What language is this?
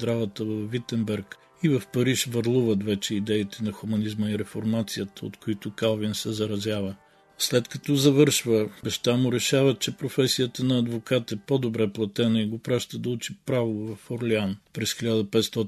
Bulgarian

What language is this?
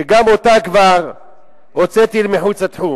Hebrew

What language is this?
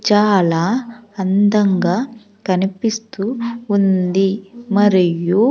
Telugu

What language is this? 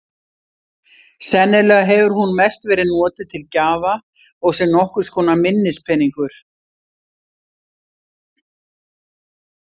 Icelandic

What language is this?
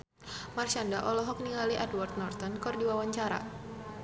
Sundanese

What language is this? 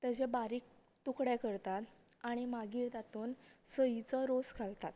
Konkani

